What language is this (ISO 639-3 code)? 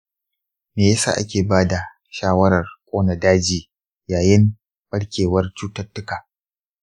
hau